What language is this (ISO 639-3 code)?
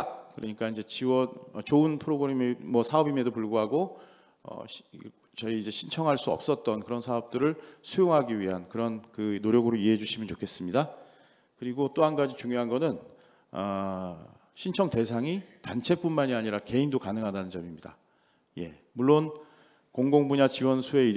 kor